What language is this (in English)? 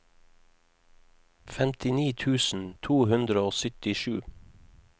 Norwegian